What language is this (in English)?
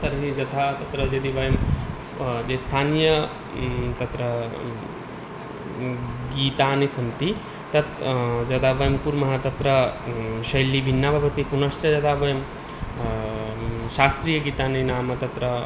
Sanskrit